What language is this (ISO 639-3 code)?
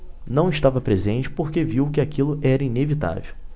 por